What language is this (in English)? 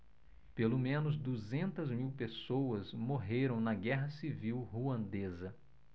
Portuguese